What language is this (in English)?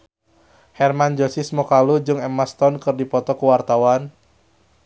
Sundanese